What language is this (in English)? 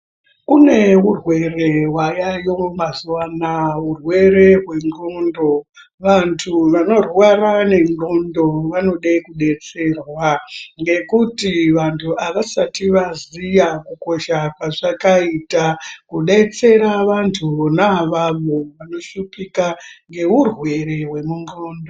Ndau